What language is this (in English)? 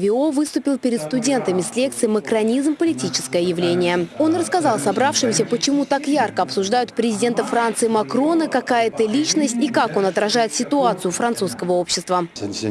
Russian